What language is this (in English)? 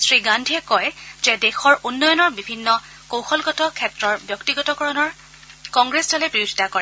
Assamese